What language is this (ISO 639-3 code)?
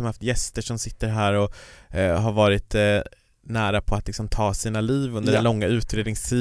swe